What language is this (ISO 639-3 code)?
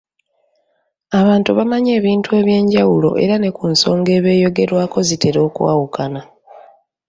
lug